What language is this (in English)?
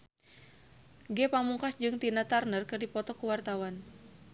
Sundanese